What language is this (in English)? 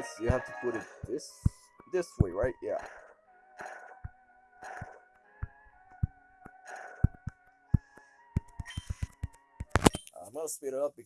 English